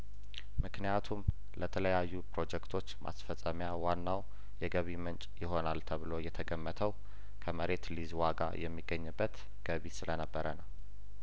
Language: Amharic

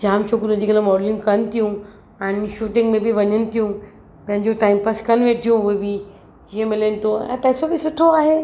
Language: Sindhi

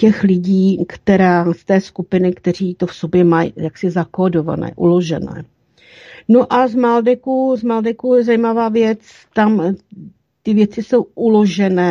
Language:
Czech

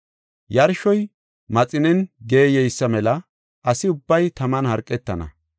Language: Gofa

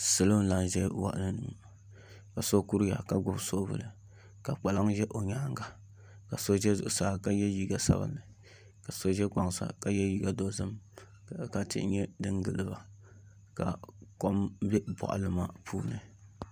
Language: Dagbani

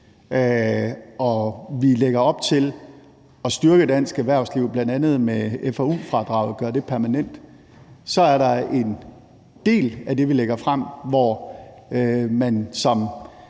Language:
Danish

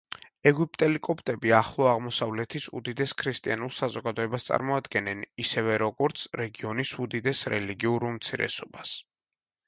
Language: Georgian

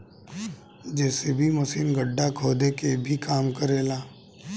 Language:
Bhojpuri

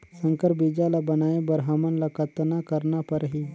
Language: Chhattisgarhi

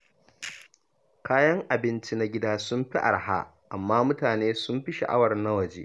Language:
Hausa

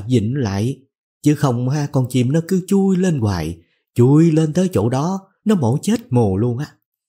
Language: Vietnamese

